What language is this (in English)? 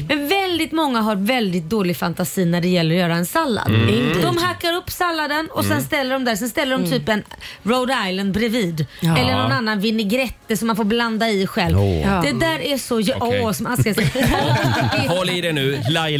Swedish